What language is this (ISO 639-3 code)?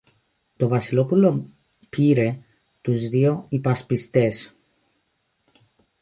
ell